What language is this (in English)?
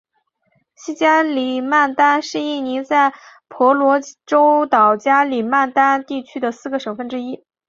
Chinese